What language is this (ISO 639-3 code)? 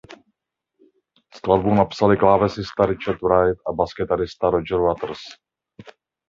ces